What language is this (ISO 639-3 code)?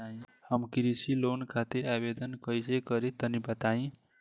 bho